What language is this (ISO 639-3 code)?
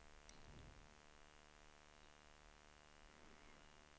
swe